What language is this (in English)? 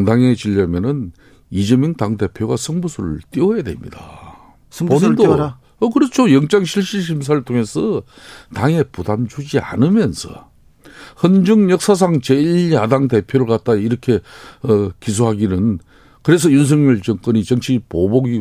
Korean